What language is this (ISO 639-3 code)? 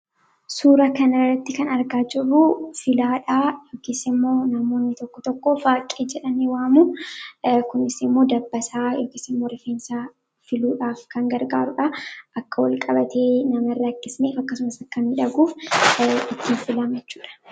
orm